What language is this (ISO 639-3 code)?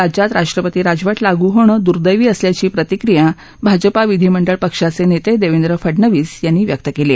mar